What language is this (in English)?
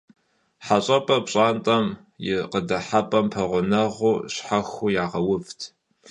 Kabardian